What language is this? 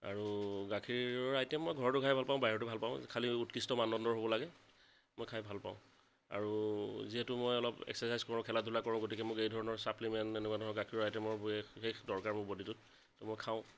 Assamese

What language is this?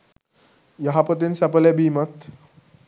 Sinhala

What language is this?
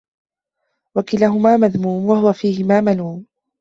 Arabic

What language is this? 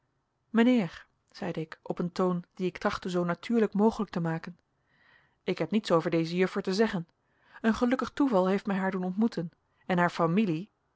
Dutch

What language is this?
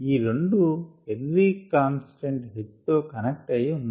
Telugu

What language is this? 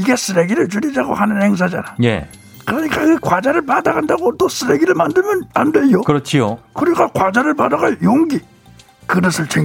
Korean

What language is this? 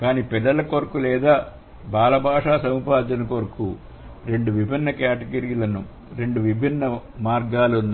Telugu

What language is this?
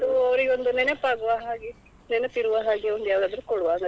Kannada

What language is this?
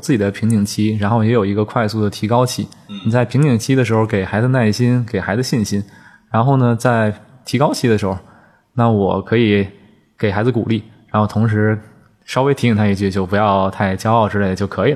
Chinese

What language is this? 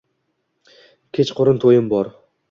Uzbek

